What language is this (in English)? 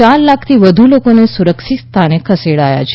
Gujarati